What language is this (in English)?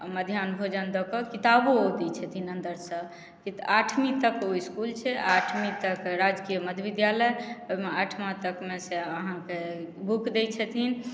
Maithili